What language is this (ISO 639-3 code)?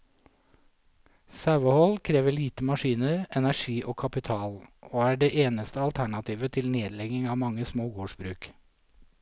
nor